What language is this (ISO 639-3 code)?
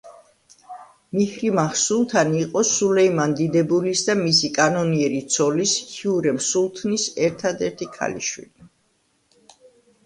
kat